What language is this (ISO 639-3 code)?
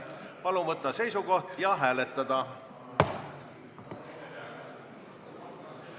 est